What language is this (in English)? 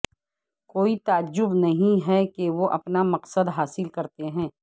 Urdu